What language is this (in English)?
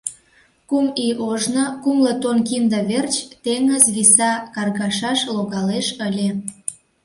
Mari